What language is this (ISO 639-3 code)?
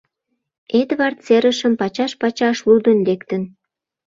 chm